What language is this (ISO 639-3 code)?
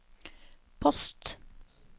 nor